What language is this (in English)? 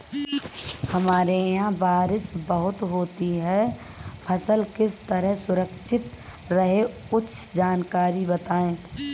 Hindi